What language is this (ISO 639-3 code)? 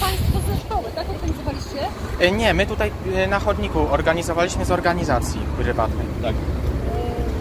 pol